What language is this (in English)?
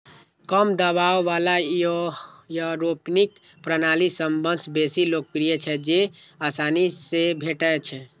Maithili